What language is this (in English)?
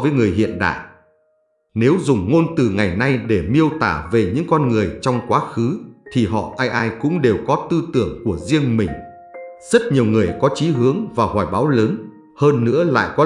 Vietnamese